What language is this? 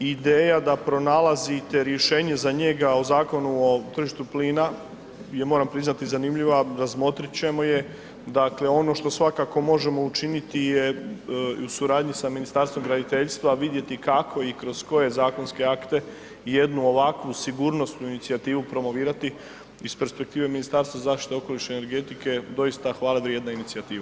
Croatian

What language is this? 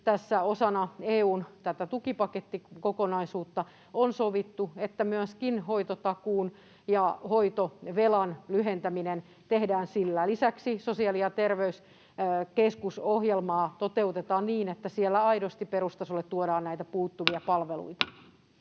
Finnish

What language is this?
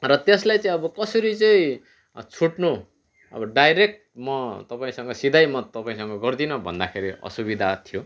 Nepali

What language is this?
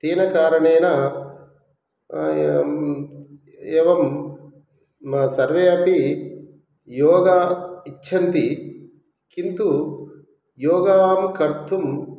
Sanskrit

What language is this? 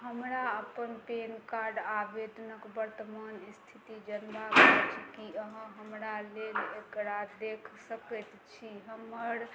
Maithili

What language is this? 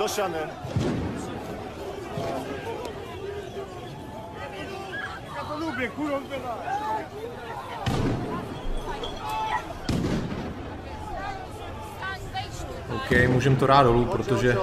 Czech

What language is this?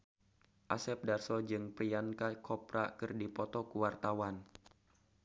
Sundanese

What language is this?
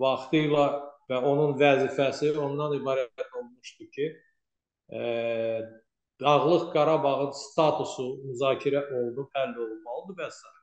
Turkish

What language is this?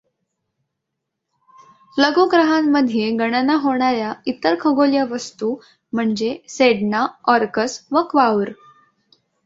Marathi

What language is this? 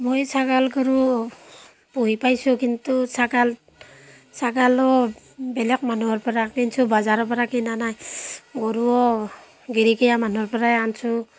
Assamese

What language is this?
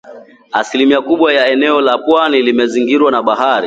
Swahili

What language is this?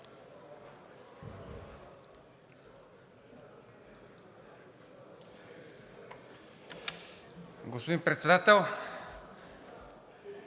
Bulgarian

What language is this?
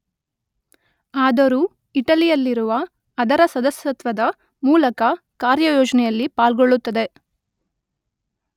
Kannada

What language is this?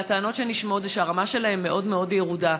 Hebrew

